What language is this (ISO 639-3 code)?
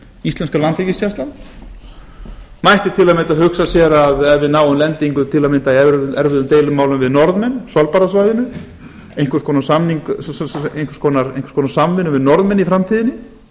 isl